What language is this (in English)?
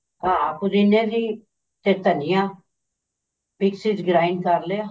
Punjabi